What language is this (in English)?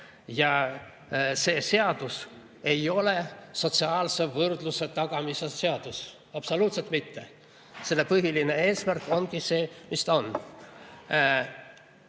Estonian